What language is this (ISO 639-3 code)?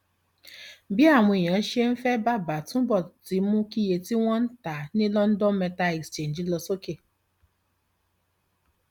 yor